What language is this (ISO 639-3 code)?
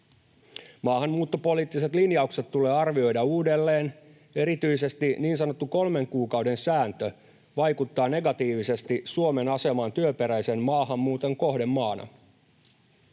fin